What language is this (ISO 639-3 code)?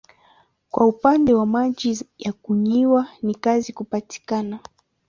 swa